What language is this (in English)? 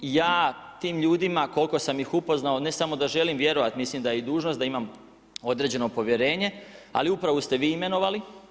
Croatian